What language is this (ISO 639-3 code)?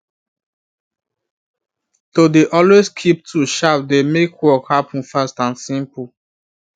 pcm